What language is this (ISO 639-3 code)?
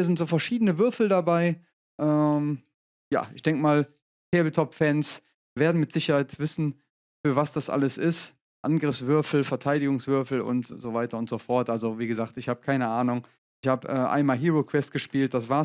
deu